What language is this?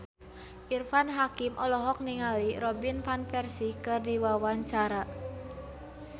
Sundanese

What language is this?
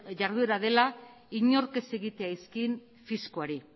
Basque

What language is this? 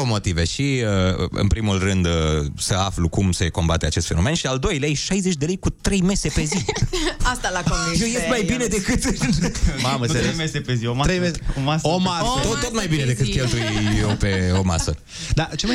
Romanian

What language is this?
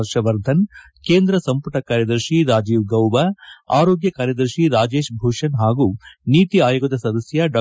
Kannada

